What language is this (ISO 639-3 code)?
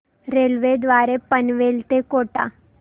mar